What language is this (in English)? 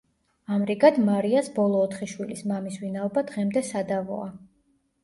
Georgian